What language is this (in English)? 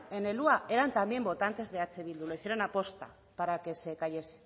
Spanish